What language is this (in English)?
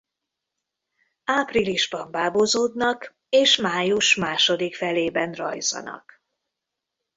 Hungarian